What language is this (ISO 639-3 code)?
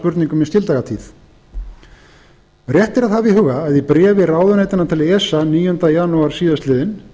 isl